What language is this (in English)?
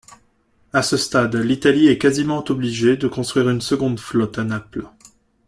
French